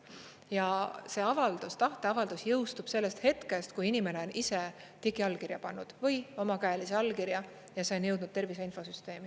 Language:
Estonian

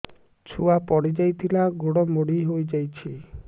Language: Odia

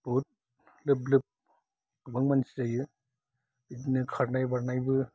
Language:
Bodo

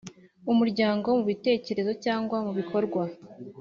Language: Kinyarwanda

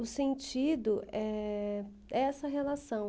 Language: Portuguese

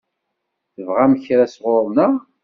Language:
Kabyle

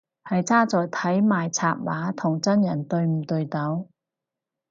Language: Cantonese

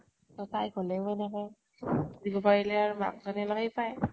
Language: Assamese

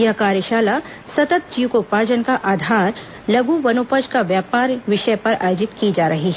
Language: Hindi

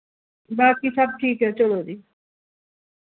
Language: Dogri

